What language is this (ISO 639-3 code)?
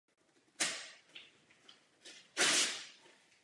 ces